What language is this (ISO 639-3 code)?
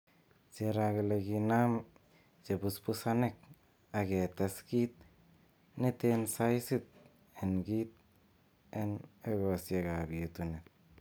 kln